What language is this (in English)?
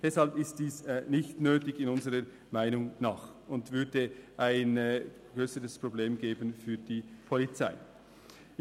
Swiss German